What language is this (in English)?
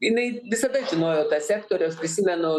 Lithuanian